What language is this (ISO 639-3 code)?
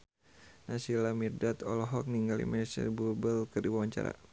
sun